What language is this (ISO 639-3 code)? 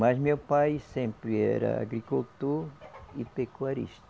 por